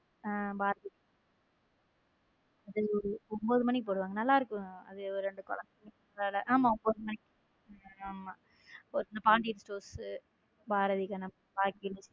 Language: Tamil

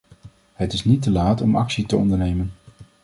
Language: Dutch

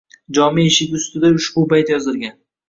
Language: Uzbek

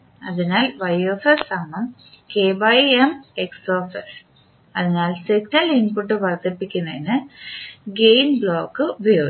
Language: Malayalam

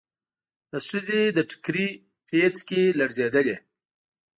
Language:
Pashto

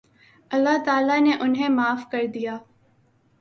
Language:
Urdu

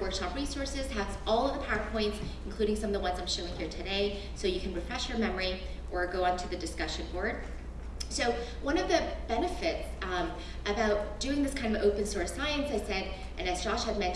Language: English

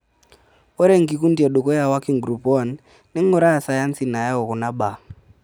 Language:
Masai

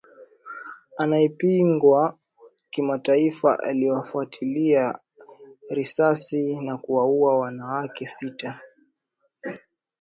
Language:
Swahili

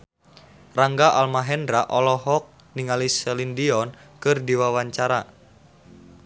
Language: Sundanese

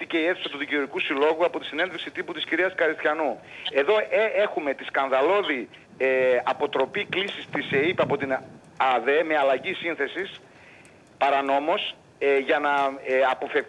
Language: Greek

